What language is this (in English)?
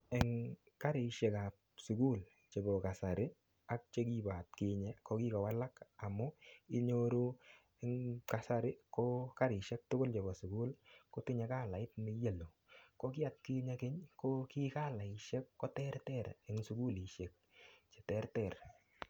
Kalenjin